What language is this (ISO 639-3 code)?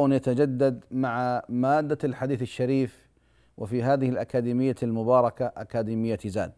ara